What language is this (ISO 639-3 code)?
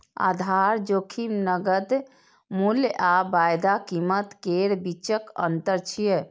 mai